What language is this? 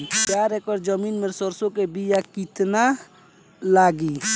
Bhojpuri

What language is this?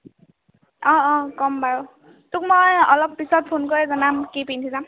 Assamese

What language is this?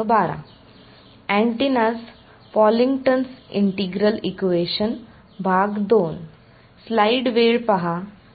Marathi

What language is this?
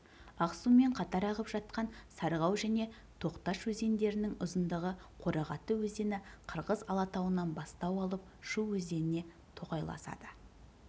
Kazakh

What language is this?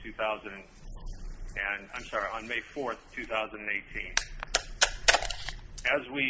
English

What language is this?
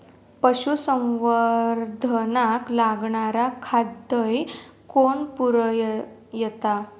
Marathi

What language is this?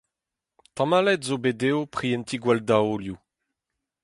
Breton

